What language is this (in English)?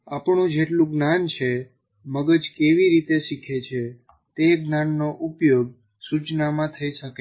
Gujarati